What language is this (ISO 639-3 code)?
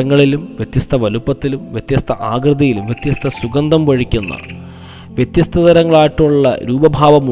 mal